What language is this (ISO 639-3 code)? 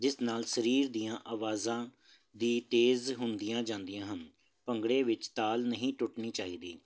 pan